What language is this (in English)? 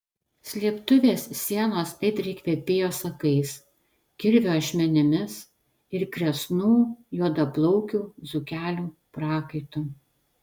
Lithuanian